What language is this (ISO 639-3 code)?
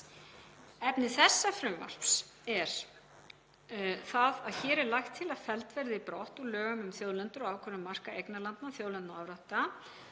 isl